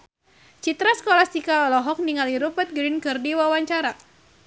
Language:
Sundanese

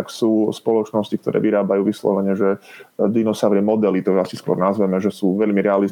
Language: Slovak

